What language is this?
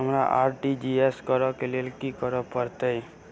Maithili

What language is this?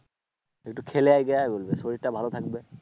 Bangla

